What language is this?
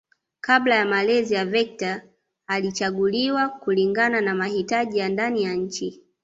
Swahili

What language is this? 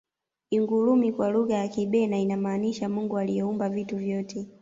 Swahili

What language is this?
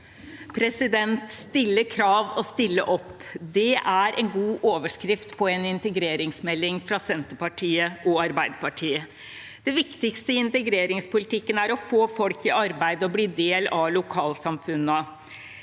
Norwegian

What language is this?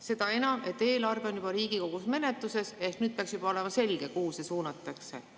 Estonian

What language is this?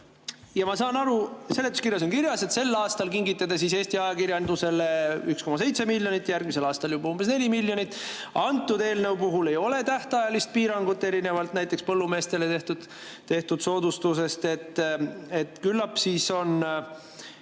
Estonian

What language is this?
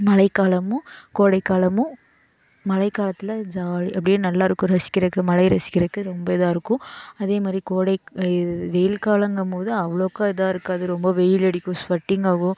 Tamil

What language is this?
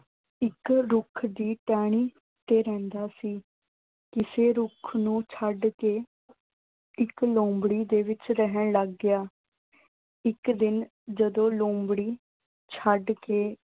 Punjabi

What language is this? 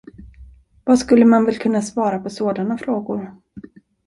Swedish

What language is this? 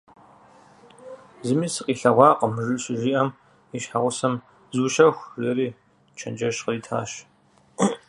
Kabardian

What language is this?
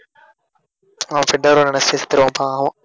Tamil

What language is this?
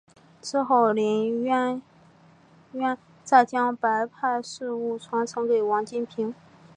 Chinese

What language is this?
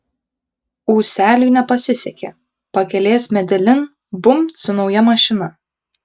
Lithuanian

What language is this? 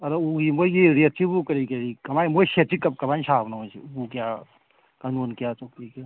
Manipuri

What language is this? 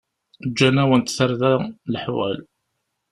Kabyle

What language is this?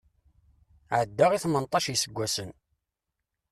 Kabyle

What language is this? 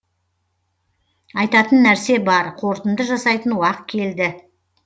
Kazakh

